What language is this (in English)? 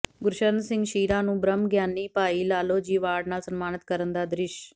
Punjabi